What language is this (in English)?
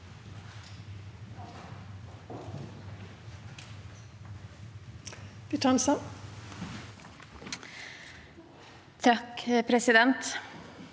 Norwegian